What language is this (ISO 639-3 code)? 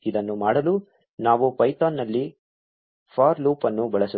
kan